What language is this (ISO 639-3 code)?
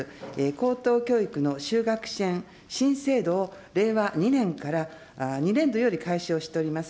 jpn